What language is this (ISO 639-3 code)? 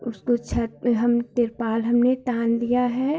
hin